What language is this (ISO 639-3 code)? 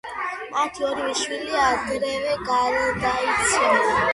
kat